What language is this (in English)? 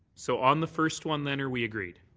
English